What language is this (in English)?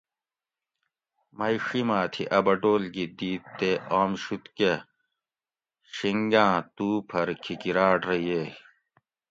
Gawri